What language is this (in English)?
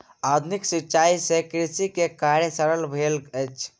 Maithili